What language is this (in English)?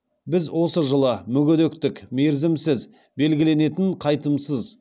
Kazakh